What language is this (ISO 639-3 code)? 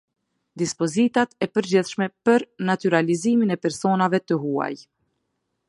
sqi